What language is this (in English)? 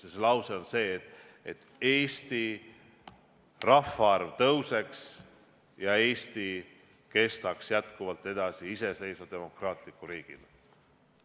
Estonian